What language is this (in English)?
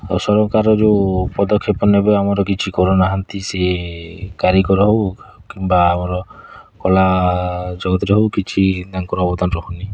Odia